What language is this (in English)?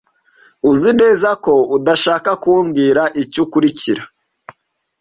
Kinyarwanda